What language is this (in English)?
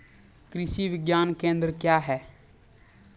Maithili